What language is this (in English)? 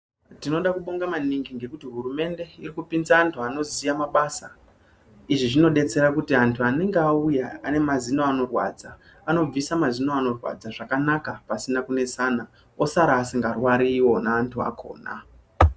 Ndau